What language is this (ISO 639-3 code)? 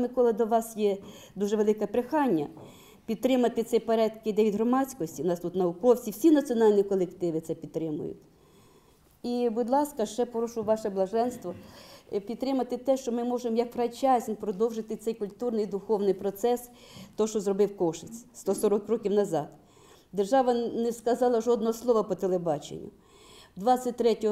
ukr